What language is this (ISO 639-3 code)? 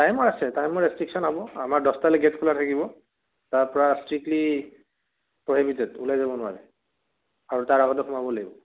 asm